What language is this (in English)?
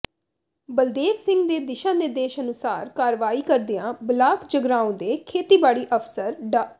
Punjabi